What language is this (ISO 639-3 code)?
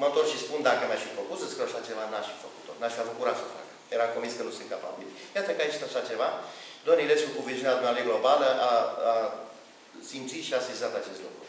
ron